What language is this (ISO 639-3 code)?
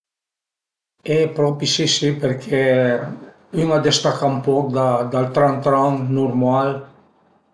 pms